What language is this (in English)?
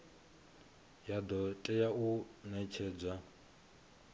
Venda